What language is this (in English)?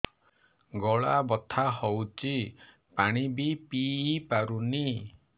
Odia